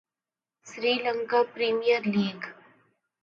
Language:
Urdu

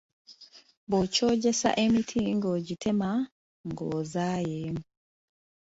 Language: Ganda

